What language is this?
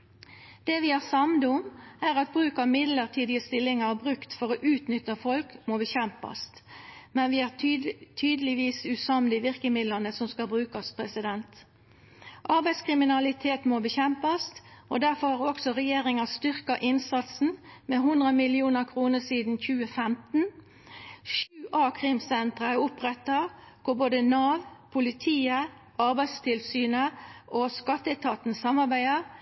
Norwegian Nynorsk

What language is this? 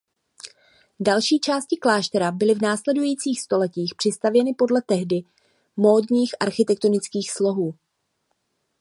Czech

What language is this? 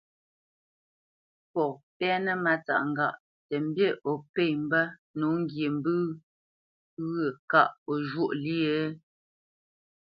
Bamenyam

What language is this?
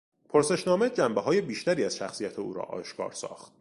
Persian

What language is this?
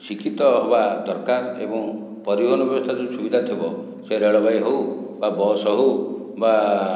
Odia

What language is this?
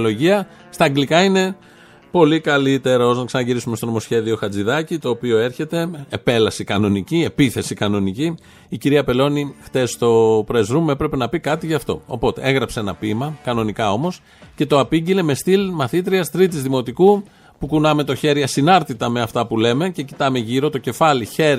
Greek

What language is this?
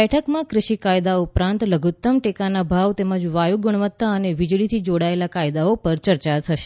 Gujarati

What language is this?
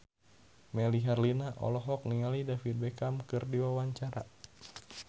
Sundanese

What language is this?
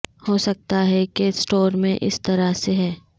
Urdu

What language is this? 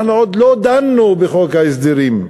Hebrew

